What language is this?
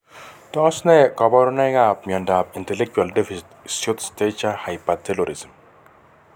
Kalenjin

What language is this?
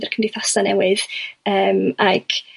Welsh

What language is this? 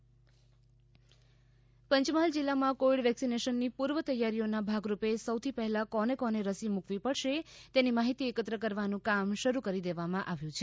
Gujarati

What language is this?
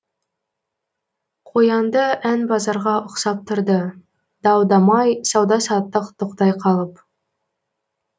Kazakh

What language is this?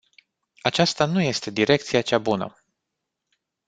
Romanian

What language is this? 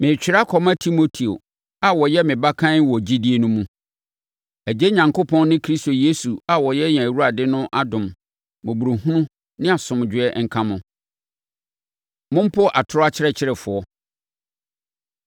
Akan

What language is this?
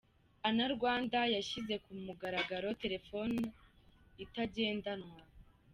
Kinyarwanda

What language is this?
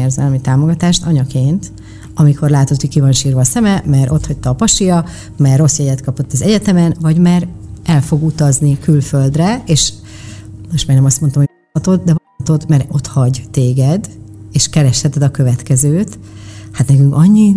Hungarian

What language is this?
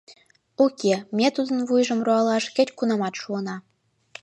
Mari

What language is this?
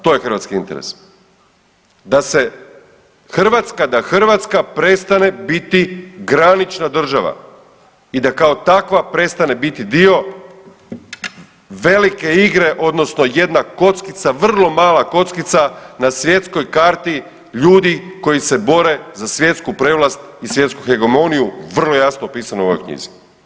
Croatian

